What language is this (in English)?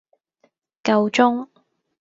Cantonese